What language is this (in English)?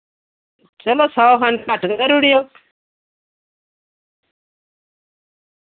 Dogri